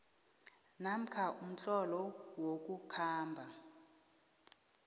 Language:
South Ndebele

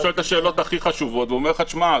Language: Hebrew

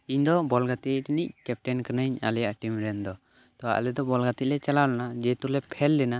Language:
Santali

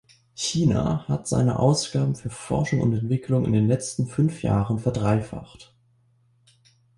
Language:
German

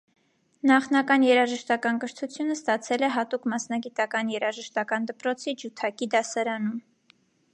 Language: Armenian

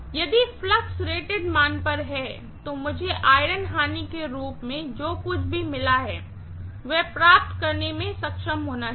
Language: Hindi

